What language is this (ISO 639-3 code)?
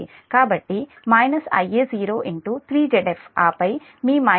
tel